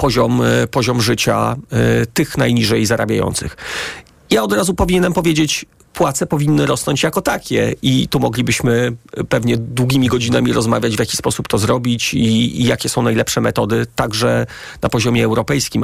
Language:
Polish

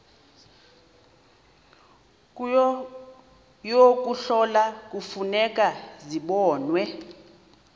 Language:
Xhosa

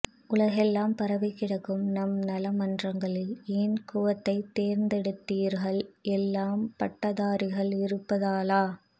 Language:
Tamil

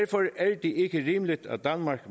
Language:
Danish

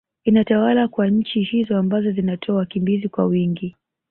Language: Swahili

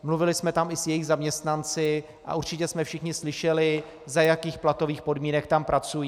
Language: Czech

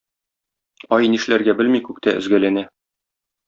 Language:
Tatar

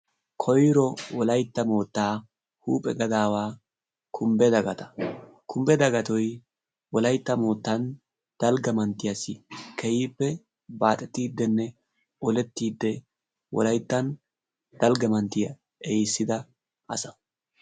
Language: Wolaytta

